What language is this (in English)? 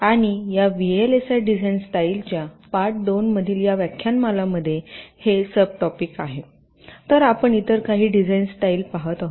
Marathi